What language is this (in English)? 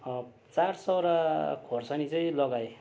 Nepali